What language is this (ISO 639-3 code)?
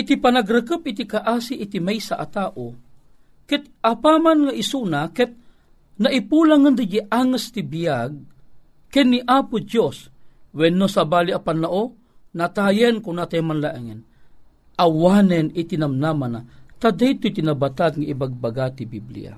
fil